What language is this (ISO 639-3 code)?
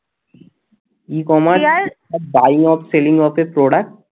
ben